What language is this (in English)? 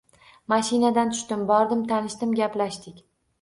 Uzbek